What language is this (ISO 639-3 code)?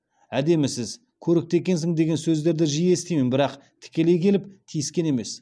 kaz